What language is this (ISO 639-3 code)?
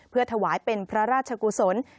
tha